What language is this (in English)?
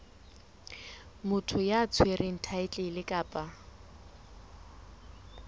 Southern Sotho